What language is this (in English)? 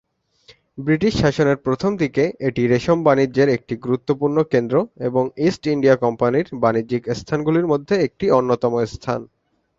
Bangla